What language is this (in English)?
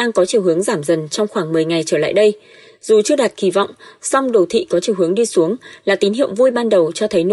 Vietnamese